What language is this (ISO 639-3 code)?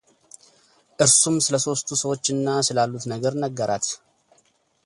amh